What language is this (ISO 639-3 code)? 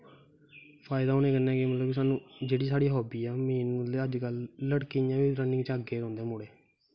doi